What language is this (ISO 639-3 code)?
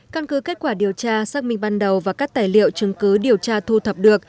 vie